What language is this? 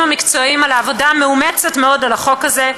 Hebrew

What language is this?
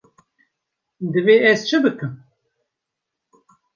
Kurdish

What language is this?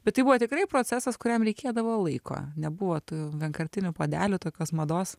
Lithuanian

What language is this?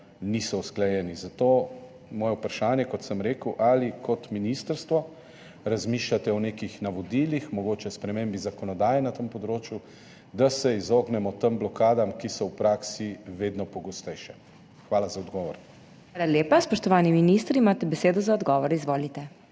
Slovenian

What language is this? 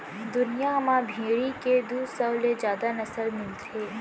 Chhattisgarhi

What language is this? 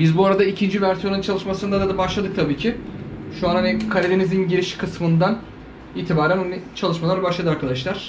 Turkish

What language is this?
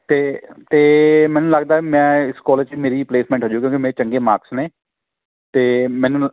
Punjabi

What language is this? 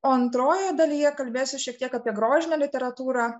Lithuanian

